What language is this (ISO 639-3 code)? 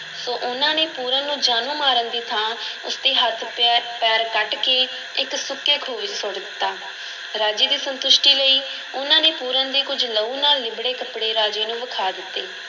pan